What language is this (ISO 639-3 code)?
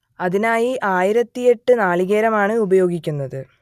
mal